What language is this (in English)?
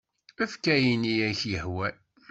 Kabyle